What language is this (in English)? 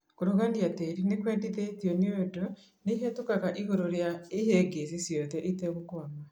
Kikuyu